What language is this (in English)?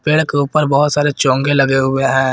Hindi